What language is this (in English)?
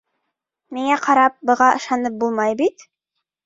Bashkir